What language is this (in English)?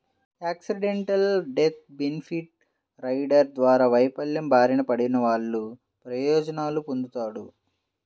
Telugu